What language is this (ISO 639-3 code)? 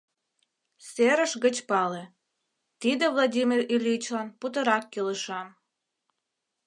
chm